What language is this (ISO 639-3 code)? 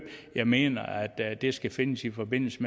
dan